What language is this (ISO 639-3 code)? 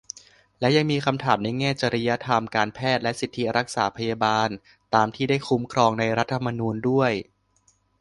tha